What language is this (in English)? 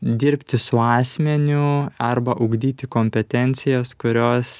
Lithuanian